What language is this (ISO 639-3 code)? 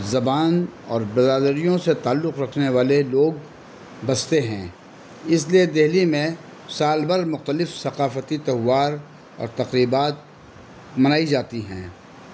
urd